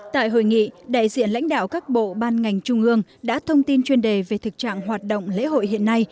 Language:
Vietnamese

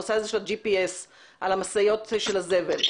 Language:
Hebrew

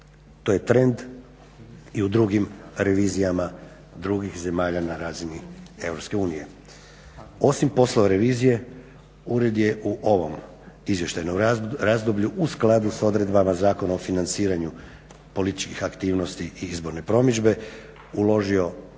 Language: Croatian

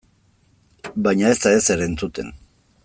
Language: Basque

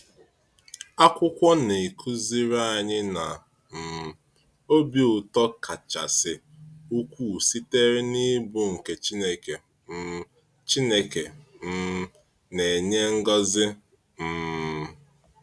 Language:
Igbo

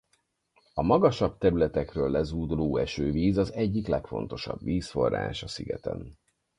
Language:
Hungarian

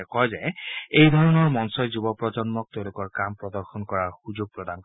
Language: Assamese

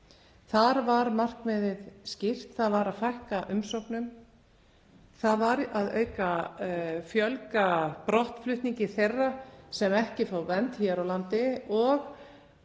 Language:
Icelandic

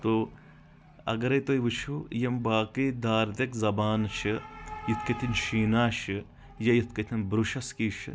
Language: Kashmiri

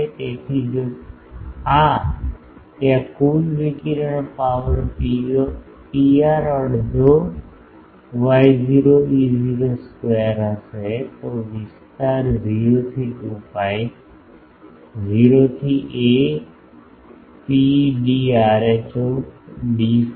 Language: Gujarati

